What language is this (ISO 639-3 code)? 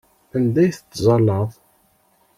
kab